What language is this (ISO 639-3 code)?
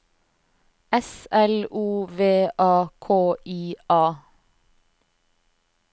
nor